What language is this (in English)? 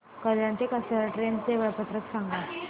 Marathi